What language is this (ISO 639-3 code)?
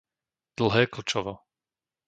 slk